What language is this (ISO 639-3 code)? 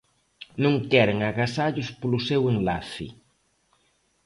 glg